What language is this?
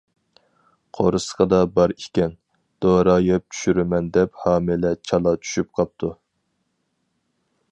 Uyghur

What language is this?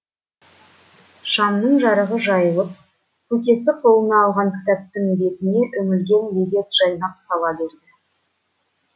Kazakh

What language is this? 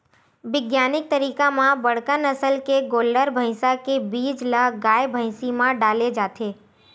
Chhattisgarhi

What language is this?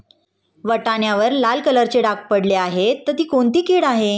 Marathi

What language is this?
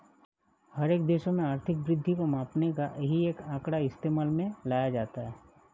Hindi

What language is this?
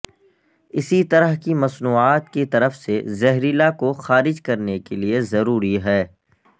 Urdu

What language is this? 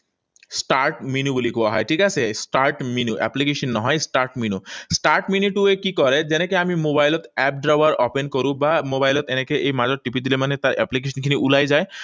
Assamese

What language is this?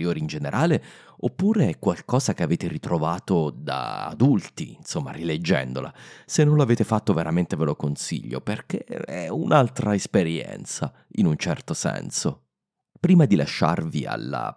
Italian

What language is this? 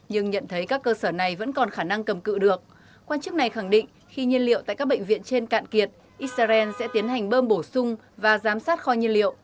Vietnamese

